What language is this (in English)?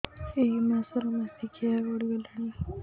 Odia